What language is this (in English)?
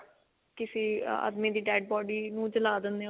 Punjabi